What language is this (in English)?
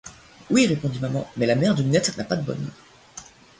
French